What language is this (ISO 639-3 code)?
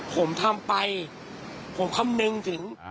tha